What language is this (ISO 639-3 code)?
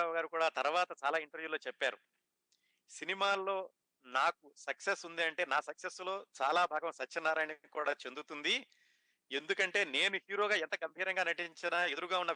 tel